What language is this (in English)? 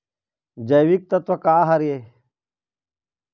Chhattisgarhi